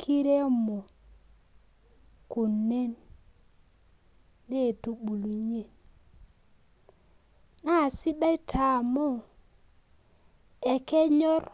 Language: Masai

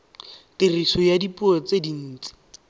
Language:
Tswana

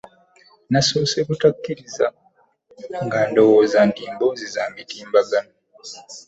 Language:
Ganda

